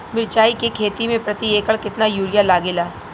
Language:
Bhojpuri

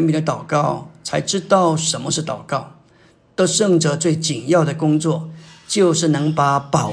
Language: Chinese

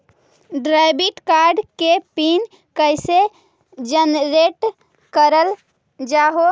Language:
Magahi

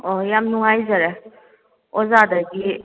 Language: Manipuri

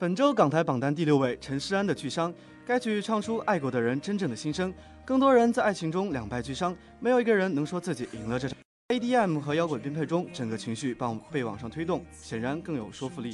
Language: Chinese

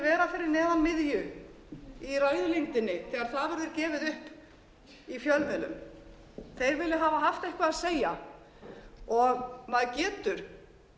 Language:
Icelandic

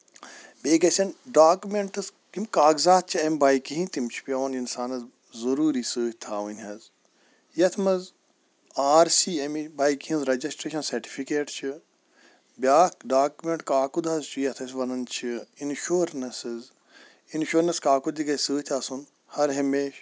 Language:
Kashmiri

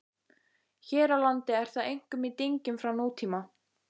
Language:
Icelandic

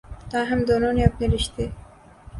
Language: Urdu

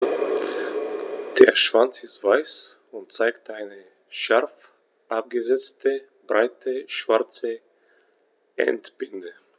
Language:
German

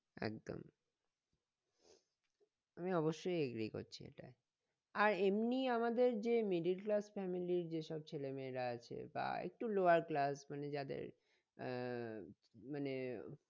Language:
Bangla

